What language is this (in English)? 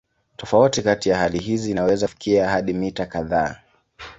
Swahili